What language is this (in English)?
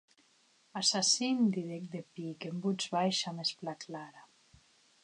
Occitan